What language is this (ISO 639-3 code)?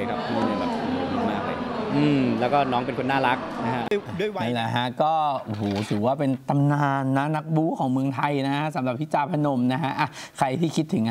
tha